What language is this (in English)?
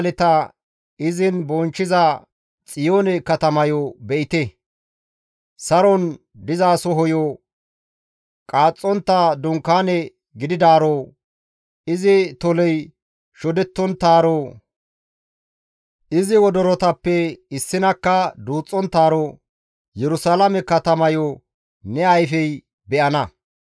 Gamo